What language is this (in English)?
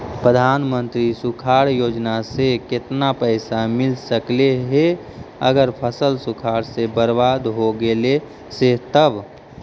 Magahi